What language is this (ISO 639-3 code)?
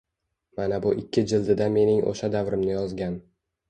uzb